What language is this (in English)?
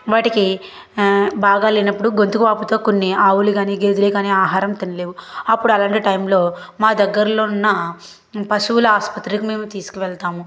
Telugu